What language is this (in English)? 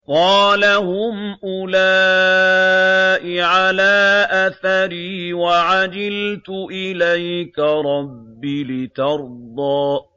Arabic